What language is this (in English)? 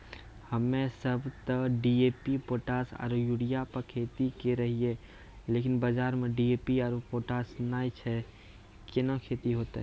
Maithili